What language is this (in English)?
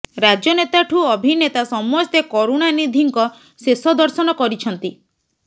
Odia